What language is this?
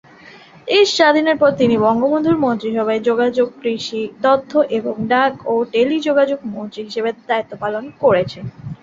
Bangla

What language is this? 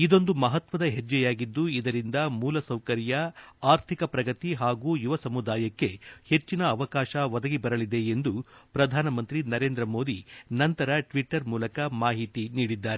Kannada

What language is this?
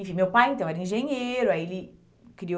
Portuguese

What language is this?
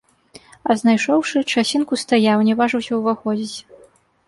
Belarusian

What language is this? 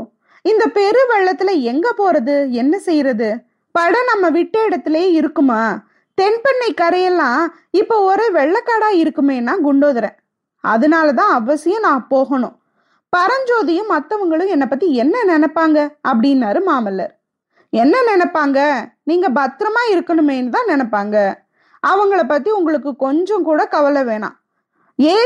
Tamil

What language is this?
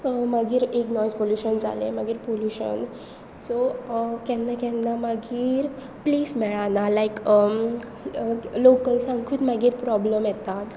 Konkani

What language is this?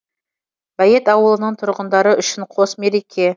Kazakh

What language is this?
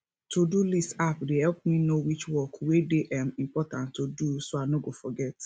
Nigerian Pidgin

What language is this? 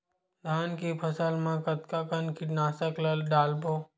Chhattisgarhi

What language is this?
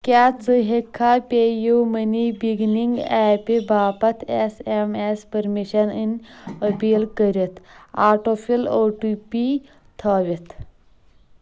Kashmiri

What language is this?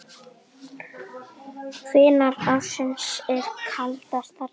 Icelandic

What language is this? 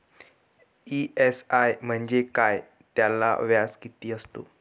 Marathi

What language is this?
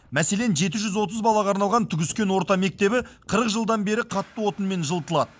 Kazakh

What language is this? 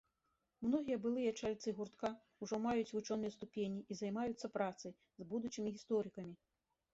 Belarusian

